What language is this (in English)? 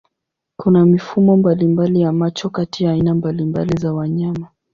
Swahili